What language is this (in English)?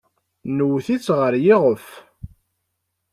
Kabyle